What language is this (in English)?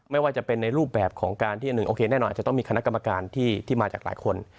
Thai